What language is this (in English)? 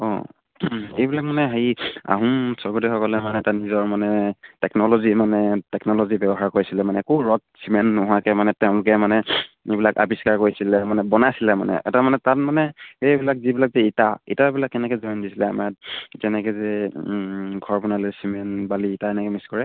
Assamese